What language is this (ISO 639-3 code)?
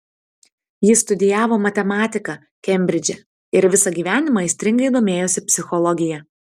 lit